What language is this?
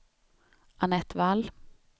Swedish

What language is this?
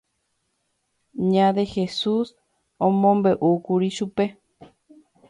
Guarani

